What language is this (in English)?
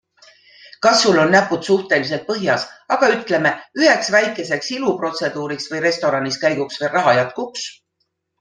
Estonian